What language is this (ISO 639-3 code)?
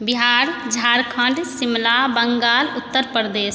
mai